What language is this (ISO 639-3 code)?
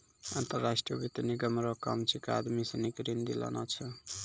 mai